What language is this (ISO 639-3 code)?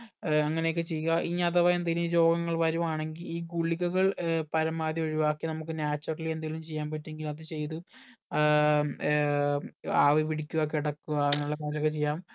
mal